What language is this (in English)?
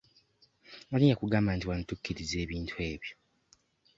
Ganda